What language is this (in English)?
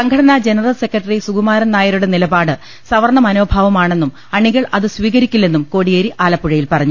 Malayalam